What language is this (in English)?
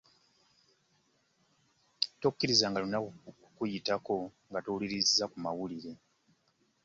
Ganda